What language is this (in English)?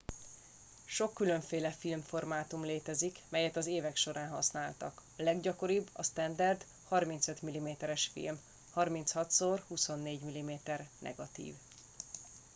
Hungarian